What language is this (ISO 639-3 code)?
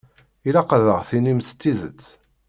kab